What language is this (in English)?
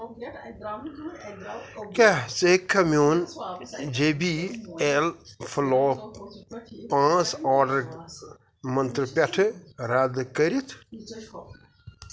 Kashmiri